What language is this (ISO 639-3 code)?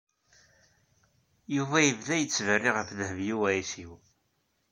kab